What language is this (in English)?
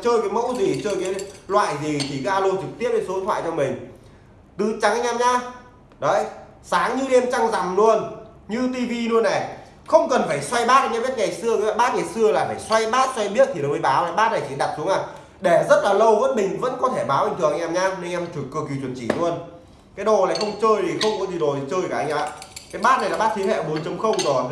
Vietnamese